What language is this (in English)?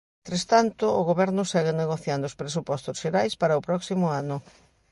Galician